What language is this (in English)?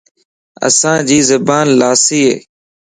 Lasi